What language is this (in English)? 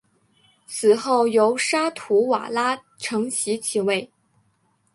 Chinese